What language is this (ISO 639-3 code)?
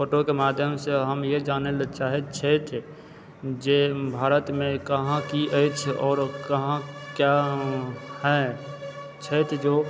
mai